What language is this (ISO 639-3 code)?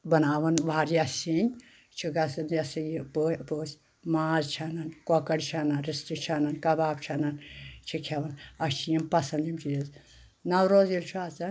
kas